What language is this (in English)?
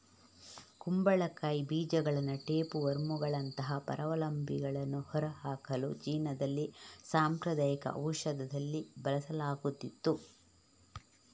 Kannada